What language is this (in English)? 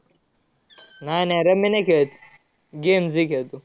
Marathi